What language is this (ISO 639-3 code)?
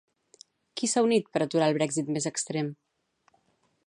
cat